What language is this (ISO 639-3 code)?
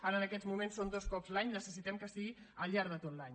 cat